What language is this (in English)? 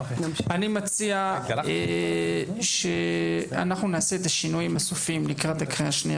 Hebrew